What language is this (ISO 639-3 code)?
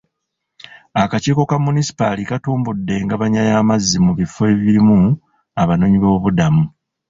lug